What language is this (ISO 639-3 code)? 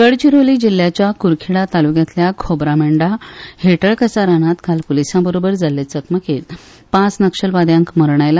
kok